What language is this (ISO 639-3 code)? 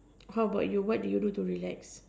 eng